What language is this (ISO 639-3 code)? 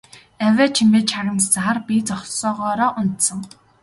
mon